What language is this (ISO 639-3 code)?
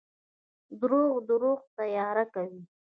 pus